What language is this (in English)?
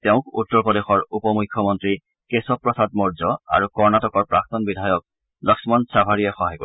Assamese